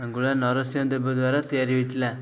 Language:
Odia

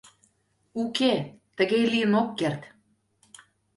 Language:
Mari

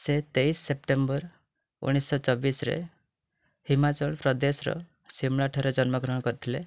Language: Odia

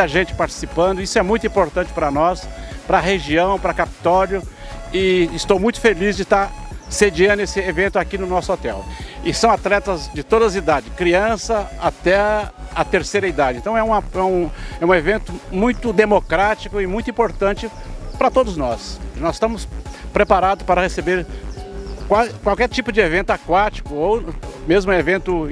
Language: Portuguese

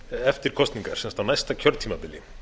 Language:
Icelandic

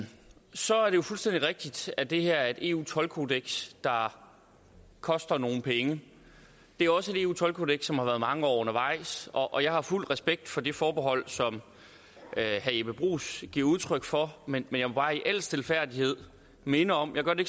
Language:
Danish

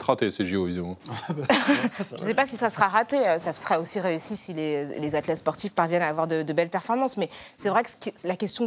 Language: French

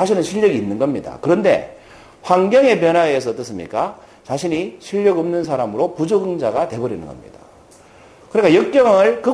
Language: Korean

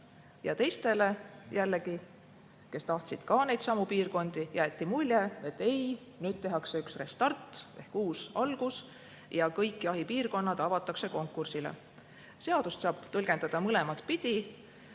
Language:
Estonian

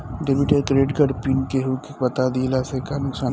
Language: Bhojpuri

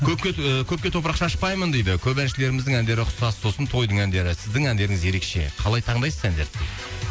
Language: Kazakh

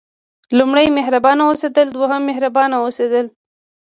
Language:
Pashto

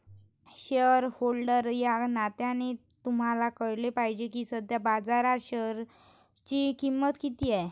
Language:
Marathi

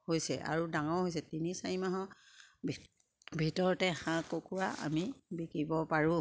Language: Assamese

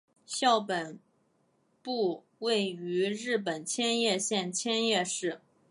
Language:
Chinese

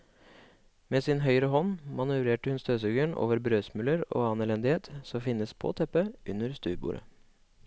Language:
Norwegian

